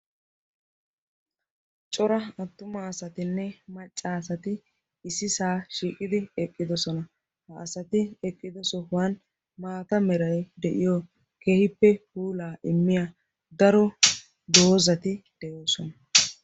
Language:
Wolaytta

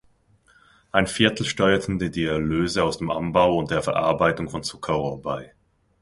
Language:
German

